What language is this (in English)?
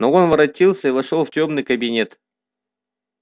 Russian